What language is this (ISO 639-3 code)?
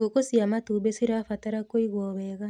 kik